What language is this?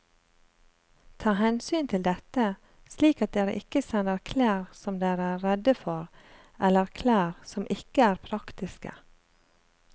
Norwegian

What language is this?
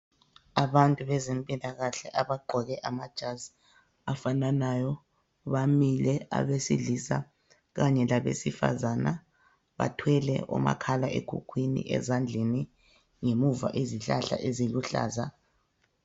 North Ndebele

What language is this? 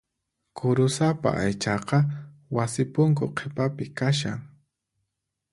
Puno Quechua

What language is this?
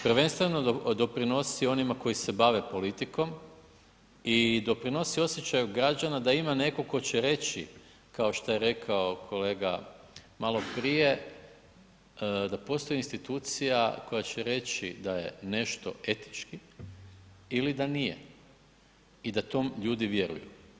Croatian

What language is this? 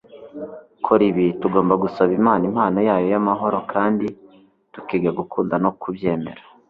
Kinyarwanda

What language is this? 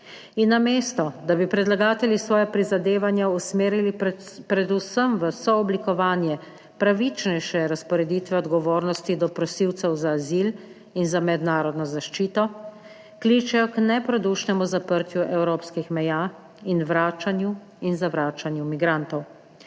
Slovenian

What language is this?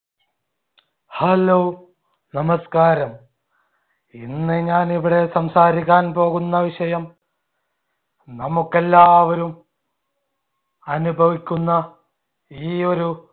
Malayalam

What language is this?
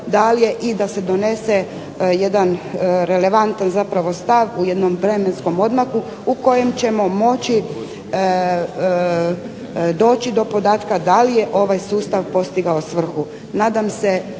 Croatian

